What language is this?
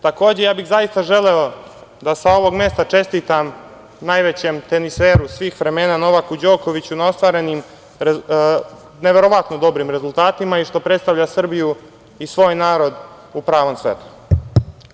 Serbian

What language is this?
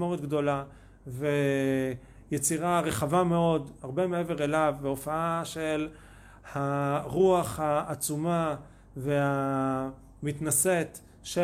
Hebrew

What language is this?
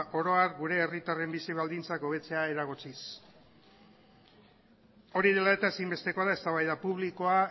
Basque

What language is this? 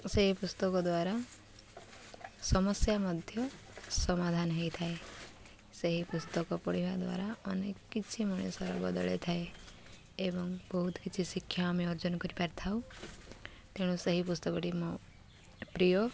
Odia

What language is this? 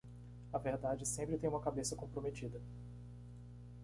Portuguese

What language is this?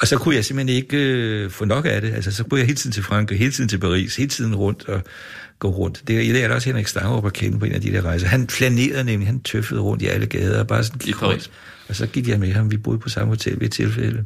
Danish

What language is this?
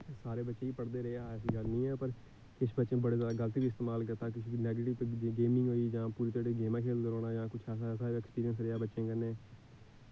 Dogri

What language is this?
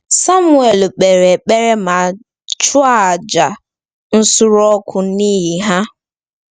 Igbo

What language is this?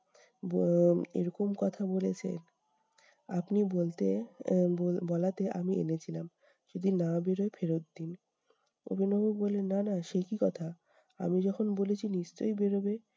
Bangla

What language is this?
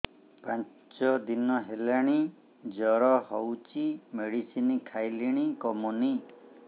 Odia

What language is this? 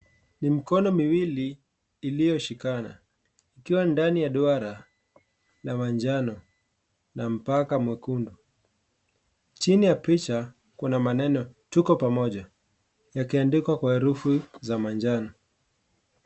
Swahili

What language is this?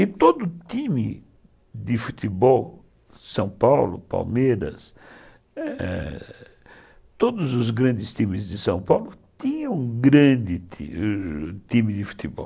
Portuguese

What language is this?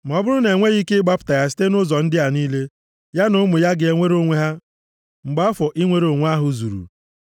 Igbo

